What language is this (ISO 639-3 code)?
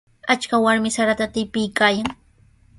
qws